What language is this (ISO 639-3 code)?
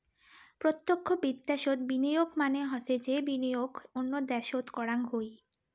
ben